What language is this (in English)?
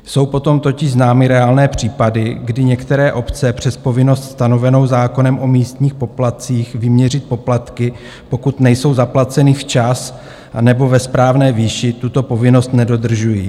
Czech